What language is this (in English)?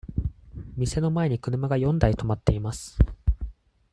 Japanese